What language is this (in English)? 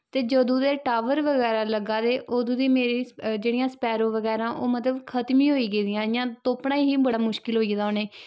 Dogri